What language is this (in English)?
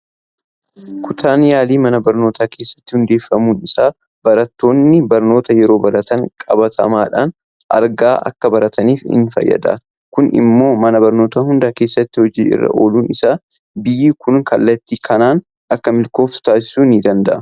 Oromo